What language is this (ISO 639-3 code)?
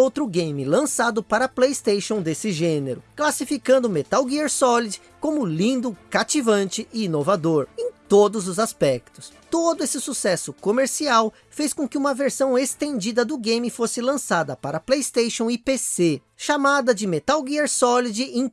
por